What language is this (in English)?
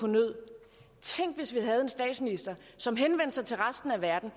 Danish